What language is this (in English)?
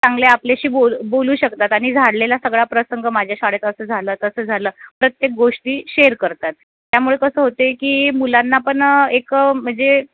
Marathi